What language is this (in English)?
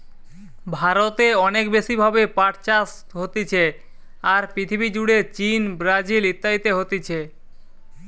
Bangla